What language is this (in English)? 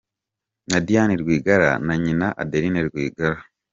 Kinyarwanda